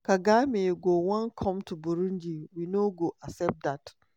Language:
Nigerian Pidgin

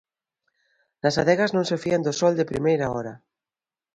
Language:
Galician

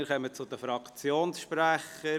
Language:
Swiss German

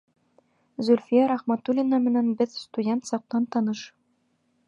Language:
Bashkir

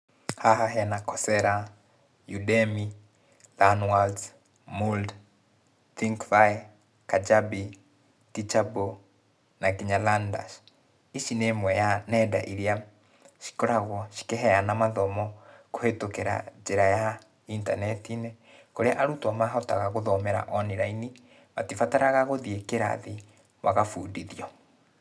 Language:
Kikuyu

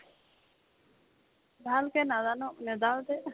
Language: Assamese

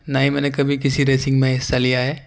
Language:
Urdu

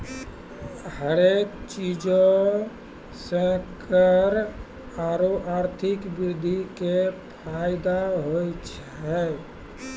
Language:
Maithili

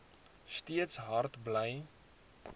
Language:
Afrikaans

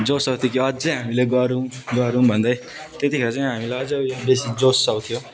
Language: Nepali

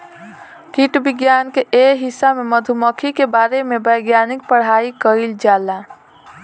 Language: Bhojpuri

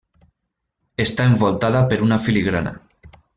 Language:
Catalan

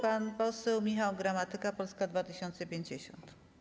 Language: Polish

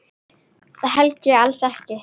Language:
Icelandic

